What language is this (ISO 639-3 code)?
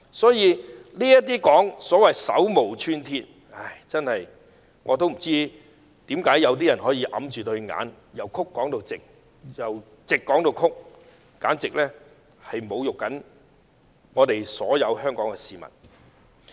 yue